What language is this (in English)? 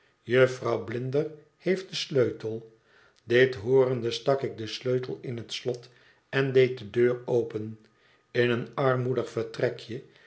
Dutch